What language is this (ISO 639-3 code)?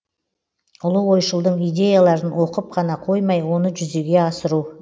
kaz